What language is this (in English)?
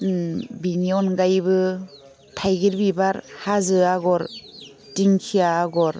Bodo